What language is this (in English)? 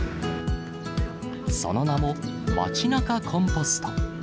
Japanese